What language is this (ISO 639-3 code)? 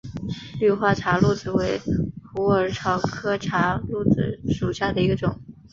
zho